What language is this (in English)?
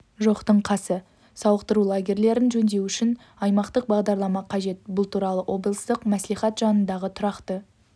Kazakh